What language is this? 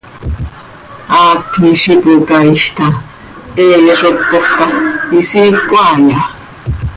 Seri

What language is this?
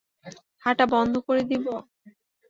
Bangla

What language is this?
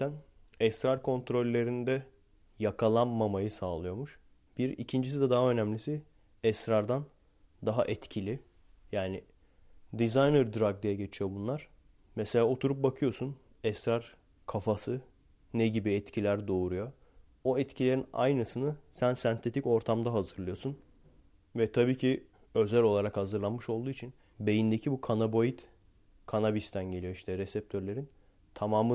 Turkish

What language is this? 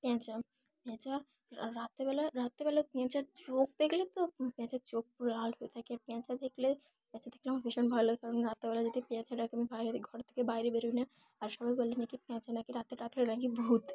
Bangla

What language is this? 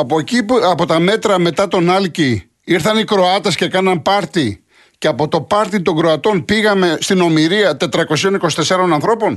Greek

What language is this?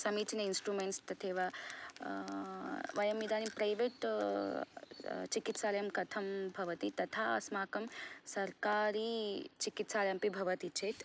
Sanskrit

